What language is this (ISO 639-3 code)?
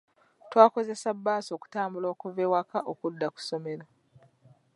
lug